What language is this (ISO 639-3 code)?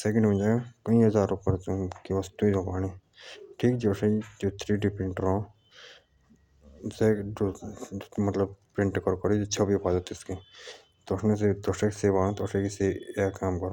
jns